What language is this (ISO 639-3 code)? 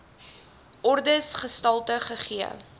afr